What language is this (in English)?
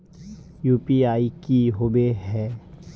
Magahi